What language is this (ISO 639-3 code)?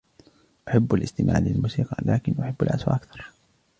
ara